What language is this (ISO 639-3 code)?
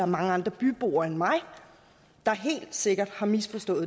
dan